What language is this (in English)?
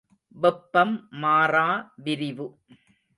Tamil